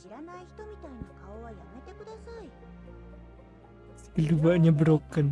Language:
Indonesian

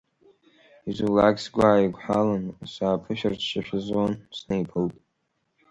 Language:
Abkhazian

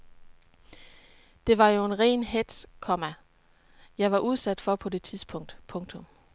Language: Danish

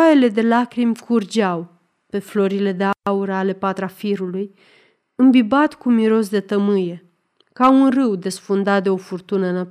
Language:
Romanian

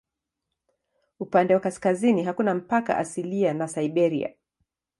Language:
Swahili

